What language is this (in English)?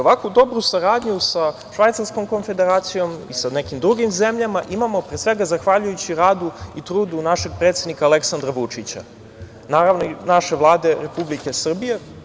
Serbian